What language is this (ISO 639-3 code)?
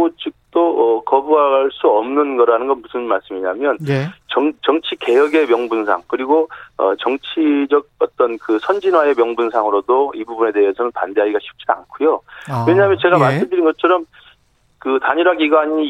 kor